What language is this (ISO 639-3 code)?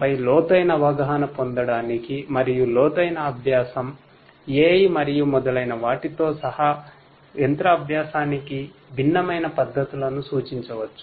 tel